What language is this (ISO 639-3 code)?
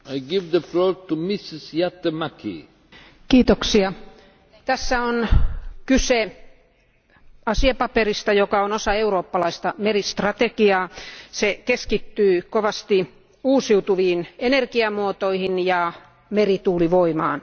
fin